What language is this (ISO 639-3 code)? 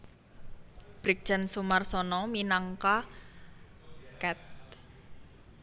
jav